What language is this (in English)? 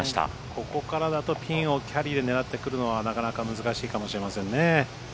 Japanese